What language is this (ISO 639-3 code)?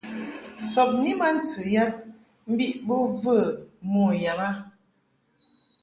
mhk